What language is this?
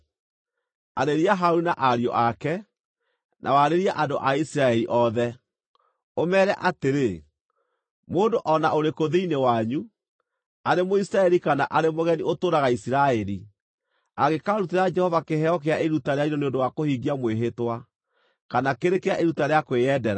Kikuyu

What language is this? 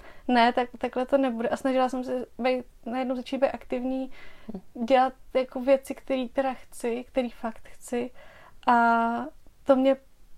Czech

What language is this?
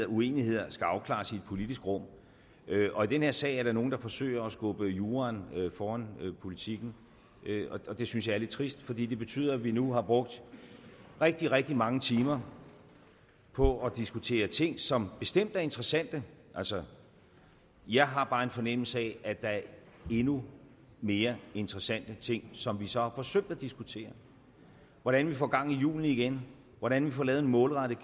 Danish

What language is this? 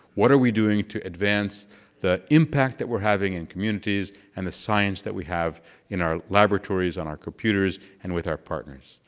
English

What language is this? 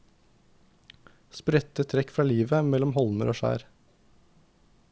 Norwegian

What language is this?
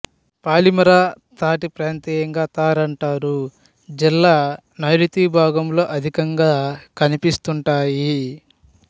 Telugu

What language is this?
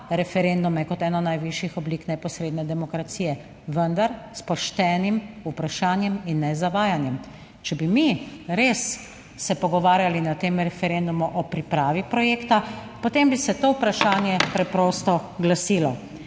Slovenian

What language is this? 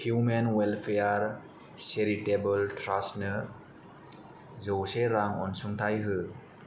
Bodo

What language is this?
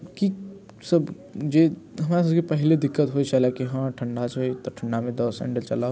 Maithili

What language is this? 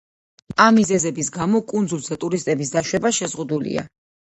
Georgian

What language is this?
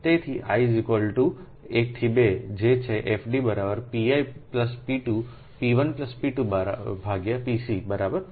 Gujarati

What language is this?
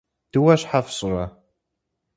Kabardian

